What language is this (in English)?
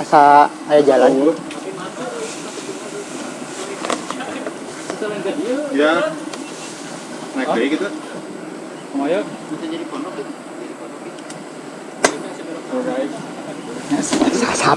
Indonesian